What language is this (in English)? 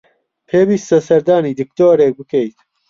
Central Kurdish